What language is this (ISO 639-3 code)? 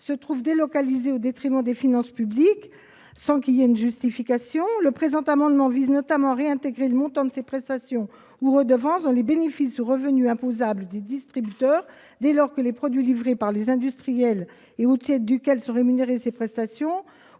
fra